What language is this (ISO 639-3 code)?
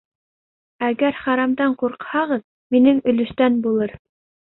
bak